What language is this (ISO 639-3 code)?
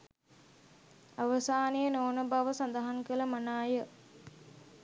sin